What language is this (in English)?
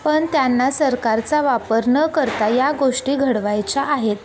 Marathi